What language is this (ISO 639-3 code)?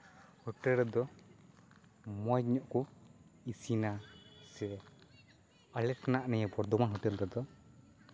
sat